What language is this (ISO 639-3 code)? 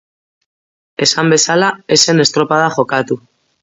eus